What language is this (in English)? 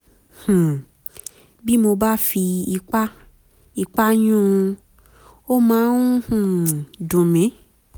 Yoruba